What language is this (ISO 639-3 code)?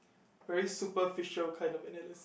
eng